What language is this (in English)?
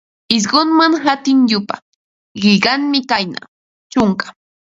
Ambo-Pasco Quechua